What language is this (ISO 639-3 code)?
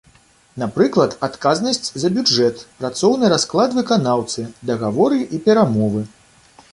bel